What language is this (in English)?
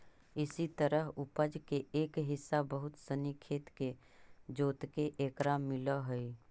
Magahi